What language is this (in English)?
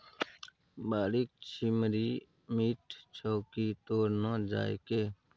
Maithili